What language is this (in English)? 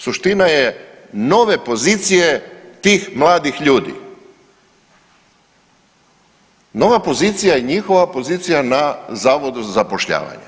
Croatian